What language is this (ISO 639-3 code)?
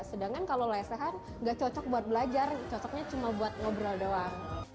ind